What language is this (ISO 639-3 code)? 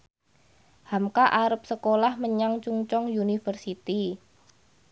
jav